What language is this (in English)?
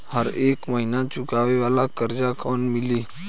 Bhojpuri